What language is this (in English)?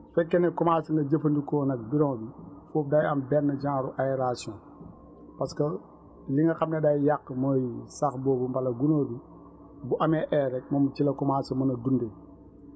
Wolof